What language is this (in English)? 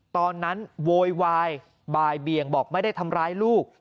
Thai